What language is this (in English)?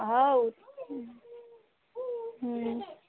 Maithili